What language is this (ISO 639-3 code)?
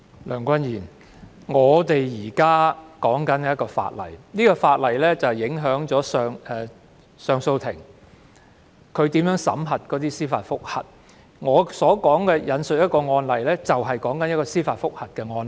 yue